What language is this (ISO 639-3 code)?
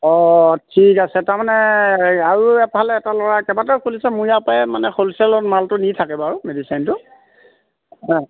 asm